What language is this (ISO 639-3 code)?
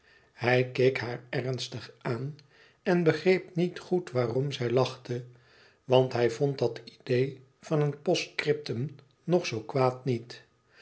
nld